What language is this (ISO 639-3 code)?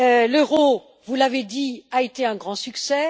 fra